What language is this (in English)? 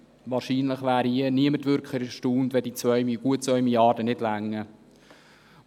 Swiss German